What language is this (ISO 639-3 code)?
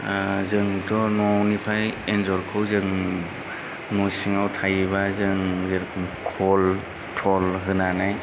brx